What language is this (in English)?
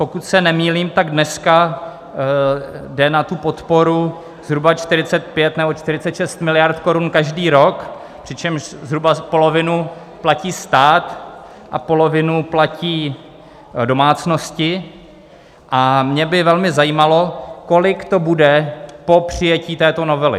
Czech